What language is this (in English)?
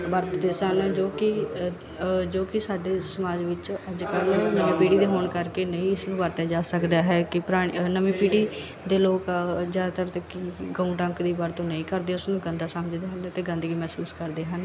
Punjabi